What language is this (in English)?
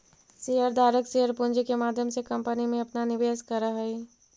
Magahi